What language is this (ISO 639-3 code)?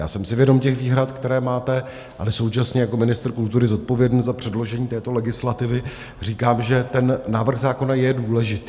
ces